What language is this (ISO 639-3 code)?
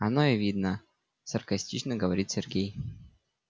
rus